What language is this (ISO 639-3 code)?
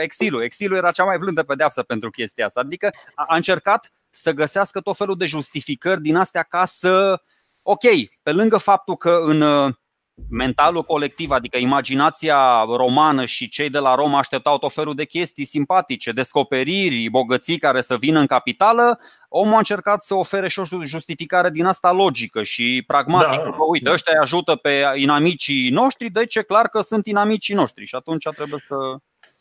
ron